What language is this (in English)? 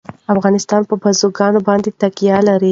Pashto